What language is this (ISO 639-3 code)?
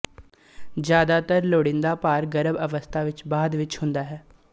pan